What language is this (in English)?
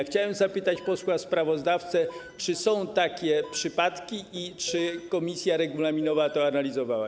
Polish